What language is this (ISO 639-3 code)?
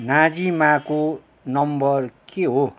nep